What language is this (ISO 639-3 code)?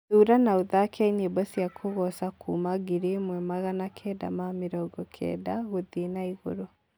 kik